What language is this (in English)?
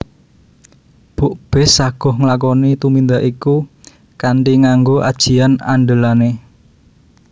Javanese